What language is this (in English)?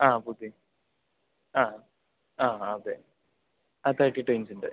Malayalam